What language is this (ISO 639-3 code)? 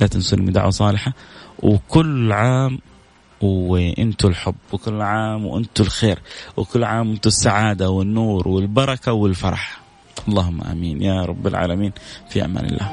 ara